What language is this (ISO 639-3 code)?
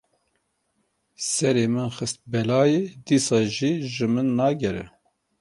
kur